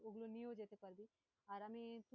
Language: Bangla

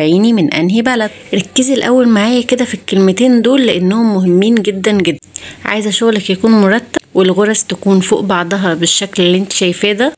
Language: Arabic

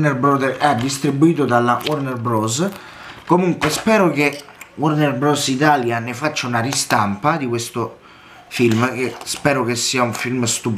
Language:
Italian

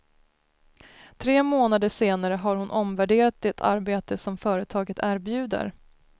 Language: Swedish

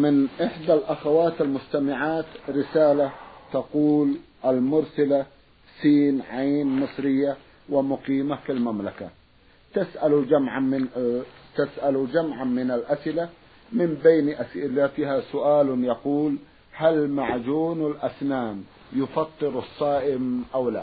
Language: Arabic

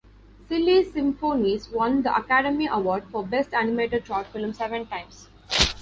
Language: English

